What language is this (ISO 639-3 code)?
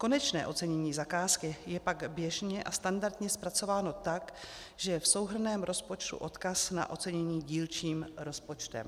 ces